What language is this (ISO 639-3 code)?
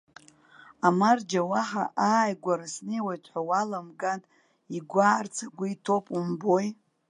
abk